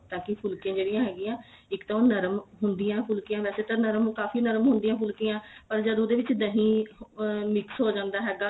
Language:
Punjabi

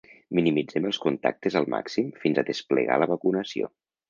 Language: Catalan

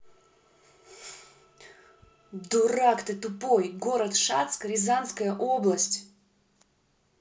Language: Russian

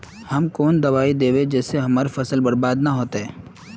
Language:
Magahi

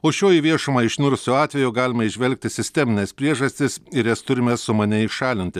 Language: Lithuanian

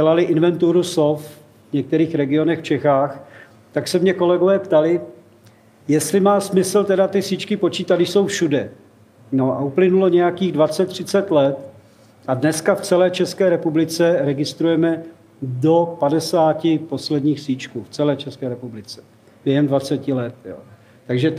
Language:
Czech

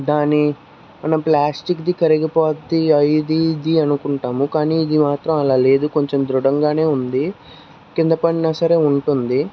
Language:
Telugu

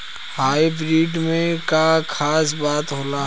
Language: Bhojpuri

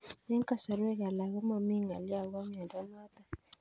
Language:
Kalenjin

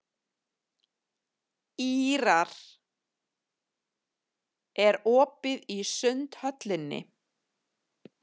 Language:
Icelandic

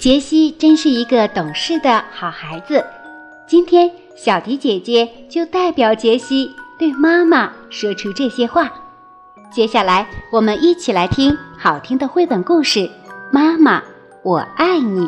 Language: Chinese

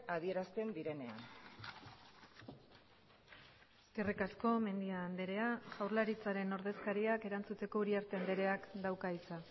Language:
Basque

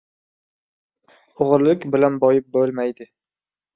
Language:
Uzbek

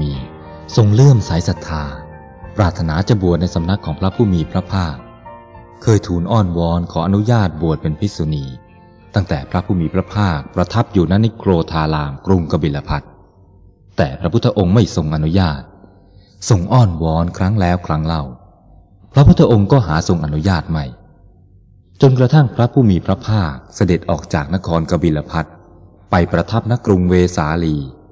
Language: Thai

